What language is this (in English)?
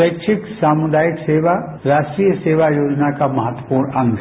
Hindi